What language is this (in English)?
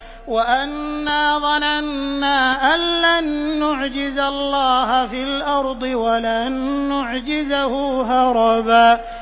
Arabic